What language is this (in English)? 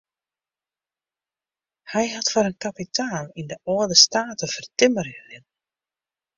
Western Frisian